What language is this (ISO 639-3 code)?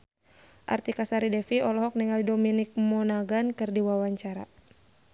sun